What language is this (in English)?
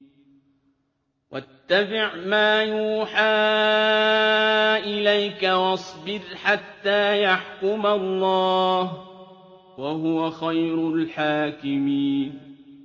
Arabic